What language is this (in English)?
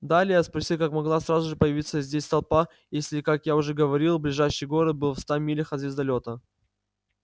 Russian